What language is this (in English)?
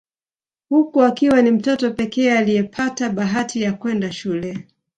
Swahili